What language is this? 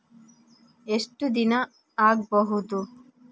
Kannada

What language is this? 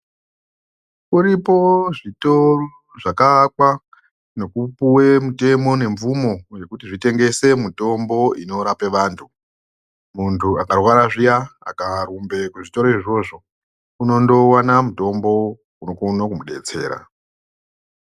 Ndau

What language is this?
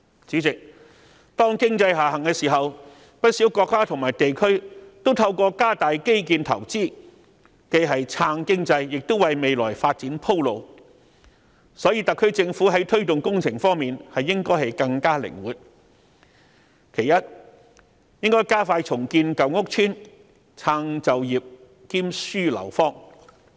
Cantonese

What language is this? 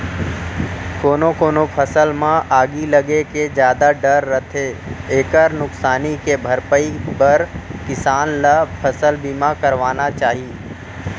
Chhattisgarhi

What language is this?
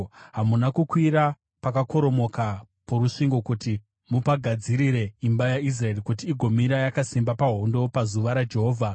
Shona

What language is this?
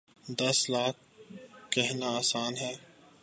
Urdu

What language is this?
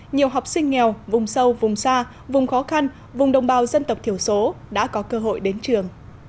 Vietnamese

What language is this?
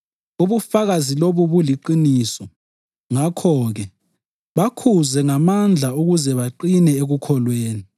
North Ndebele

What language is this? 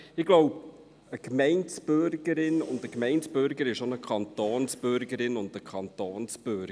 Swiss German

